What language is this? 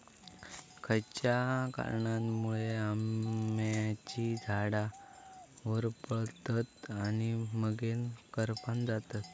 Marathi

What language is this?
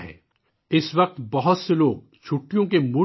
Urdu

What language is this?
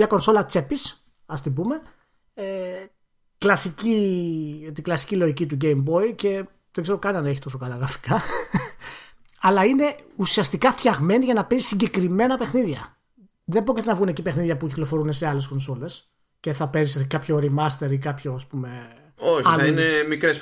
Greek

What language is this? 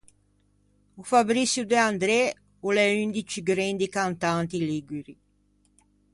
Ligurian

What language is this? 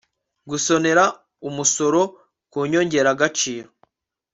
Kinyarwanda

